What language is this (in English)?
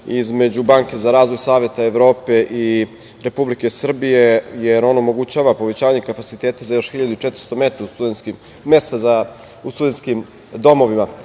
Serbian